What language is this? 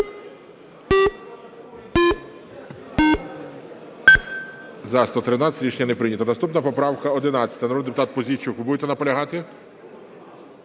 Ukrainian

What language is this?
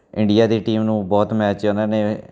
Punjabi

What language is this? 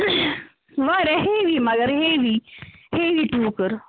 Kashmiri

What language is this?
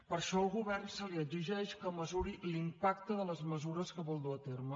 Catalan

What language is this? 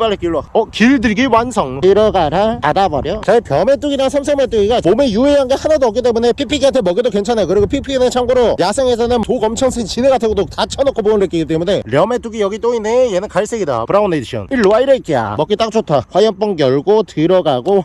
Korean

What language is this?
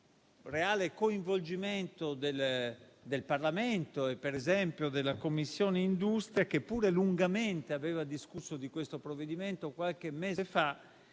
Italian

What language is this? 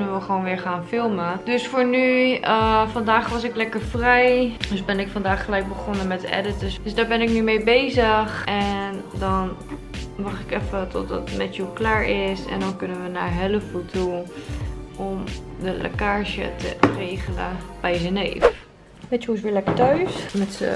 Dutch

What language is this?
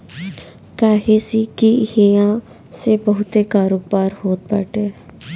Bhojpuri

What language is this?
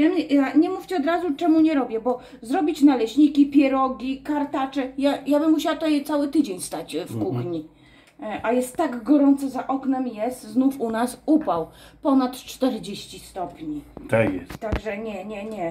Polish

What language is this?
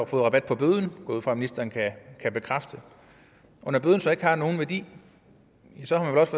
Danish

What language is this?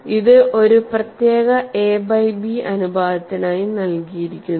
Malayalam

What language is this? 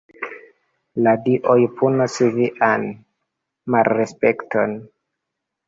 Esperanto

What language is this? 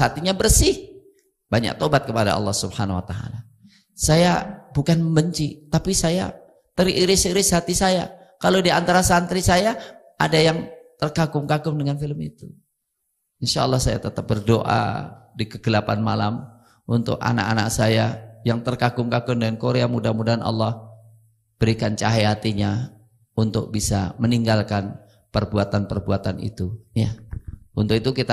Indonesian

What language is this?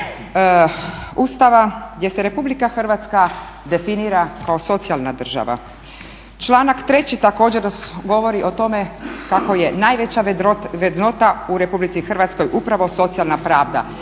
Croatian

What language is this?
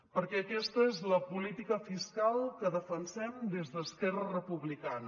Catalan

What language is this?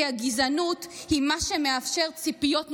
Hebrew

